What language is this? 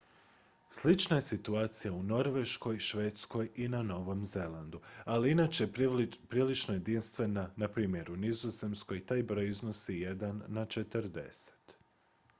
Croatian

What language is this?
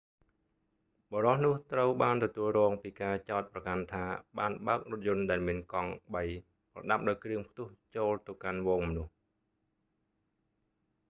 Khmer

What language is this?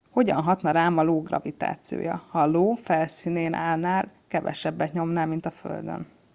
Hungarian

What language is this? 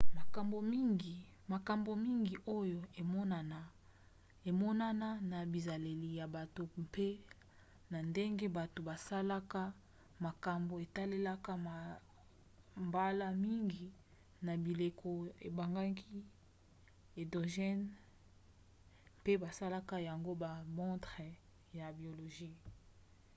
Lingala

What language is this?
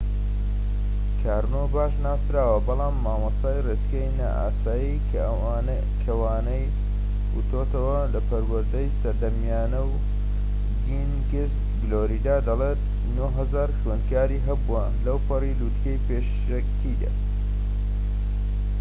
Central Kurdish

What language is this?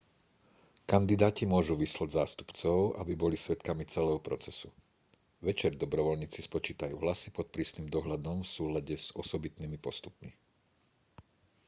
Slovak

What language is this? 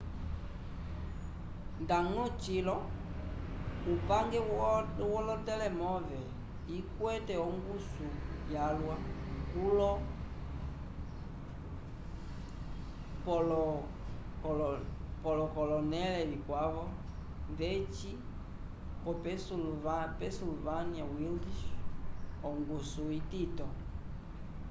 Umbundu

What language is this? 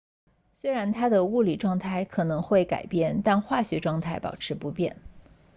Chinese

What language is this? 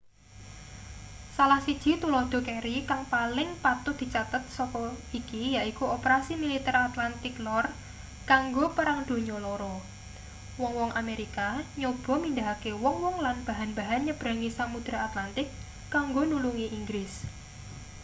Javanese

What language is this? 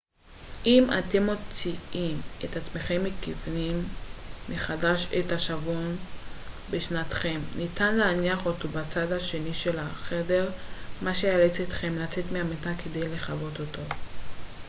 Hebrew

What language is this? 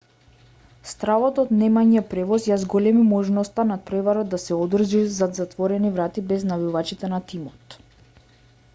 Macedonian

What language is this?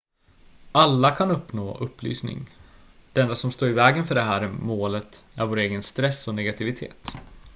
Swedish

